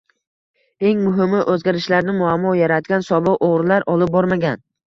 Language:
Uzbek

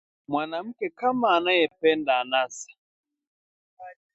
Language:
Swahili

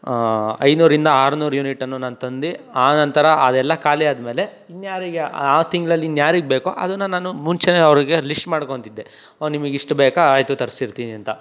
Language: Kannada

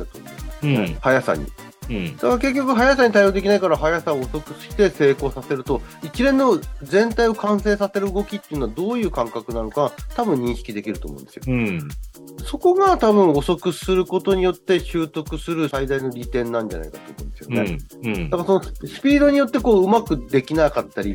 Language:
Japanese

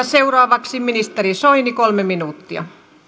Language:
Finnish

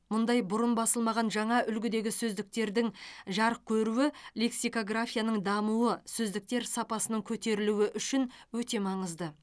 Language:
Kazakh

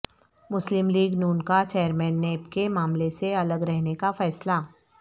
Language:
Urdu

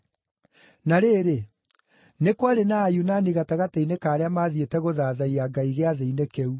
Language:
Kikuyu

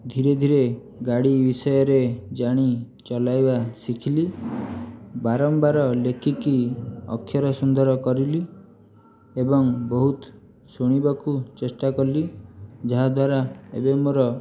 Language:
Odia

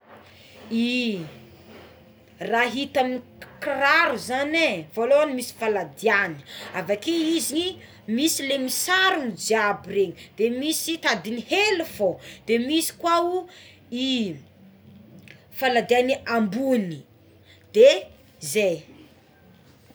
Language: Tsimihety Malagasy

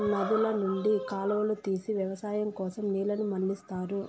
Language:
Telugu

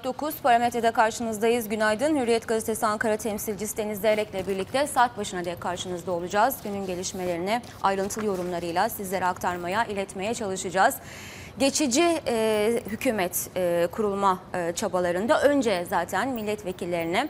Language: Turkish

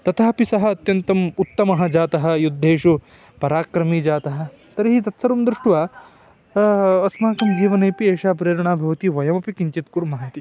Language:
Sanskrit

